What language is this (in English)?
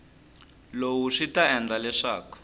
Tsonga